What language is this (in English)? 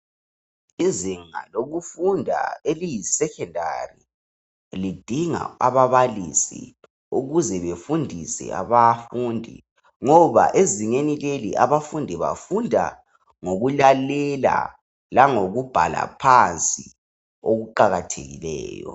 North Ndebele